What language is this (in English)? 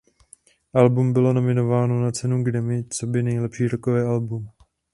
Czech